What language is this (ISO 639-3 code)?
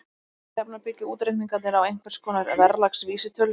isl